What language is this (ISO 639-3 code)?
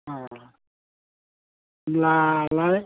brx